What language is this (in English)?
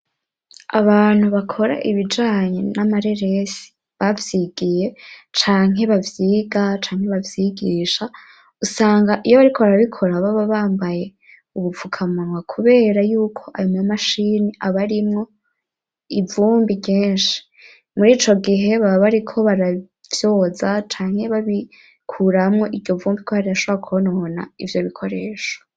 Rundi